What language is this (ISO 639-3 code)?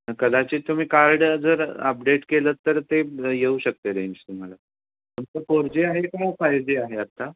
mar